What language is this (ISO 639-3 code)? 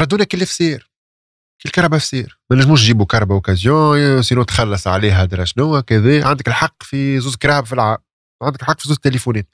ara